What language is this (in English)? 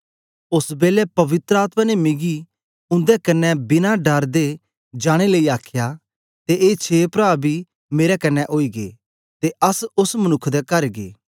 Dogri